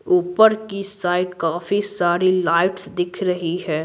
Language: Hindi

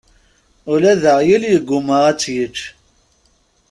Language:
Kabyle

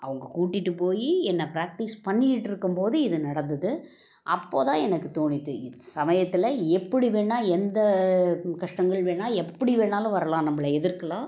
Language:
Tamil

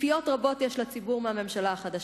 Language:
Hebrew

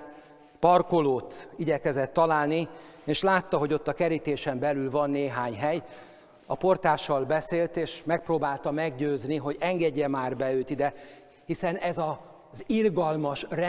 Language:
Hungarian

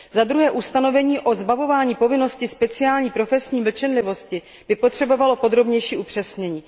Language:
Czech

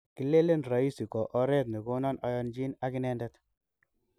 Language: Kalenjin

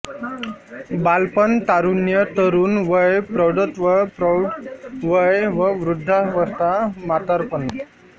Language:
Marathi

